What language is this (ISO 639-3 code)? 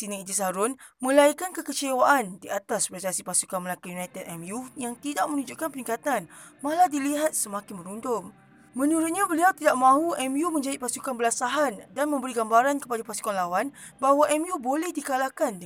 msa